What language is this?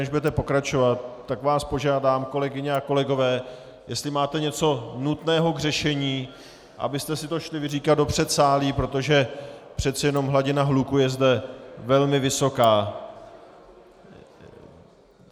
Czech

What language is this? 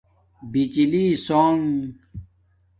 Domaaki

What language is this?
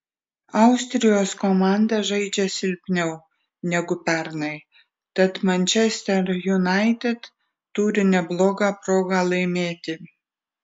Lithuanian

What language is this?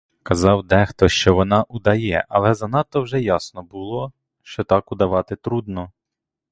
Ukrainian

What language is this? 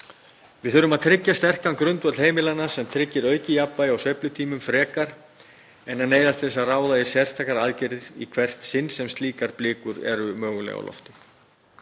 Icelandic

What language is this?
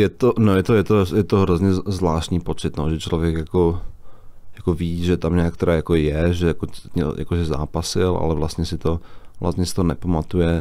Czech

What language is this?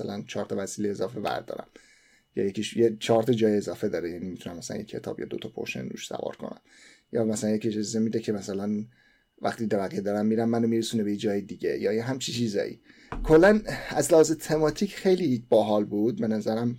Persian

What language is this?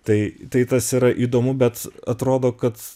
Lithuanian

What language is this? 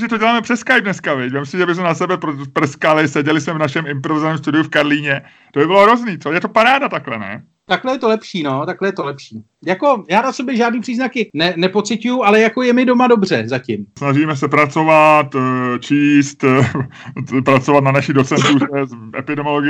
Czech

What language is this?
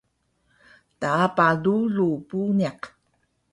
Taroko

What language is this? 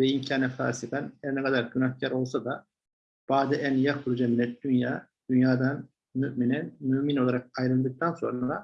Turkish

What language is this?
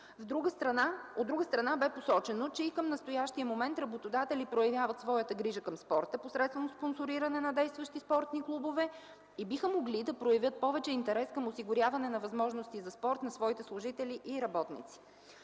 Bulgarian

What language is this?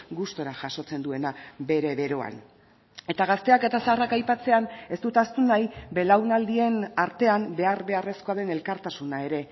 Basque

